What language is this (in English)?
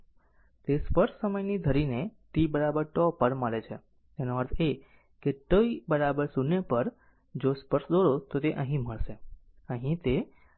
Gujarati